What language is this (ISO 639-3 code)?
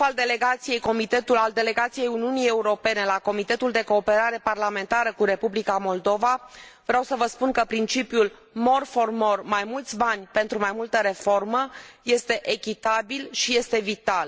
ron